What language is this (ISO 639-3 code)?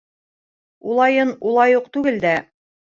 bak